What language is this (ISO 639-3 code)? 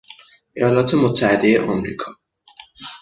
fas